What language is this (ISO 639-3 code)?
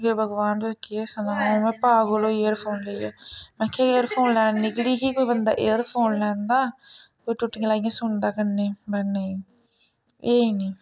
doi